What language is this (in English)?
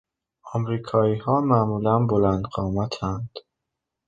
Persian